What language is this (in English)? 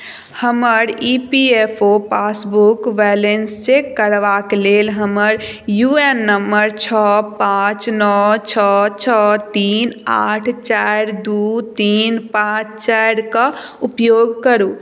Maithili